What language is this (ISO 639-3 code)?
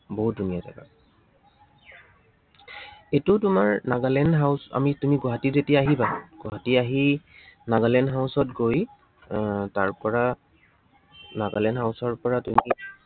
asm